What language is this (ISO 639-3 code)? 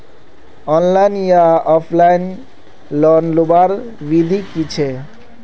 mag